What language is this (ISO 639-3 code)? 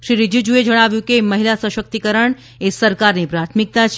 guj